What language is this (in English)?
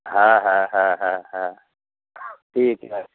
Bangla